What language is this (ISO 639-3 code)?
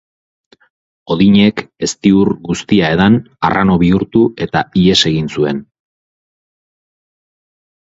eus